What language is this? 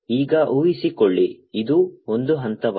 Kannada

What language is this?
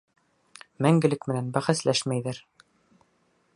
Bashkir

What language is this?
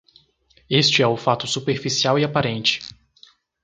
Portuguese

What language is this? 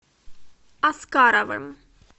Russian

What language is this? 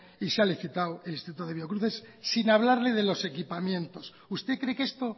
Spanish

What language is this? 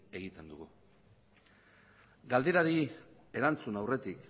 Basque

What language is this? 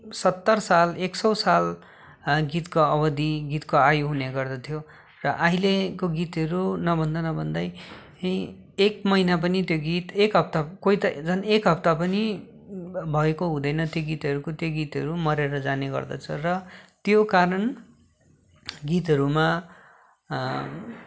Nepali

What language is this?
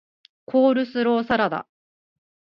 Japanese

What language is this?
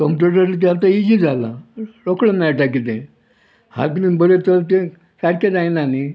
Konkani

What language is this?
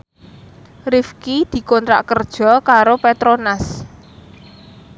Javanese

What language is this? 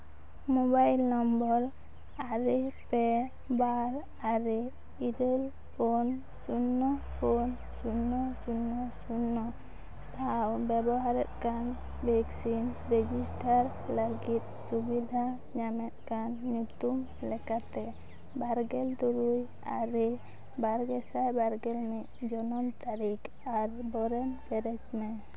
Santali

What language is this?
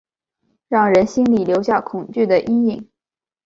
Chinese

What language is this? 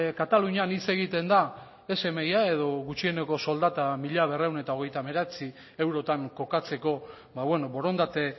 Basque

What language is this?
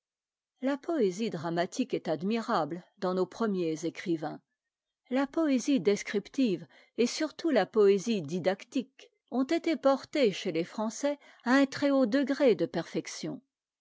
French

